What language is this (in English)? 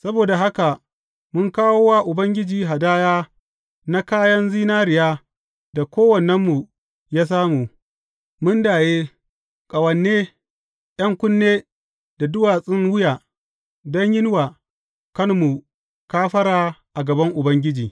Hausa